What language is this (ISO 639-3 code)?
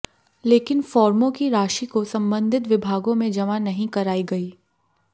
hin